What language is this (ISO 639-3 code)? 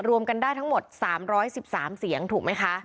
tha